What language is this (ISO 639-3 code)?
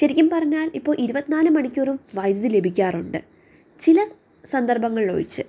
mal